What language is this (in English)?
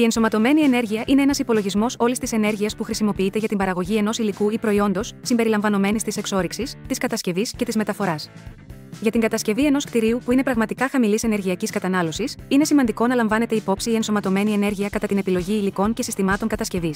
Greek